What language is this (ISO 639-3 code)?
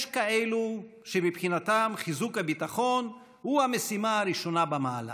heb